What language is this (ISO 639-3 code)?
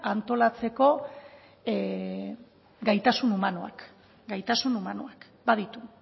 eus